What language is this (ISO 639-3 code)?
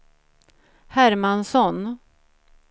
swe